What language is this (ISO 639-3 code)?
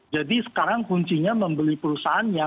ind